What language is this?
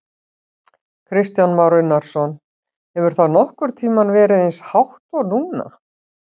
Icelandic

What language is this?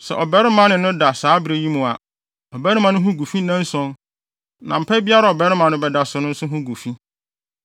Akan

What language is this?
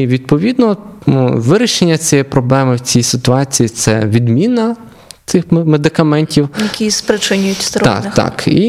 Ukrainian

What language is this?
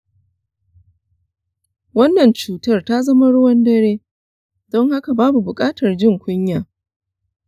Hausa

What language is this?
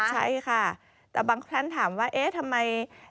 Thai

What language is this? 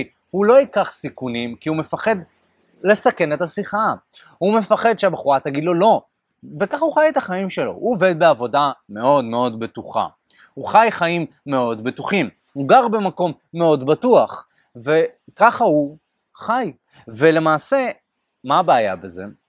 Hebrew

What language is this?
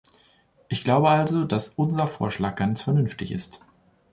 German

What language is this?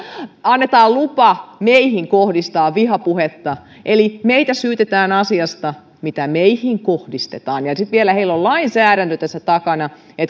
Finnish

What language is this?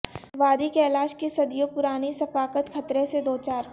Urdu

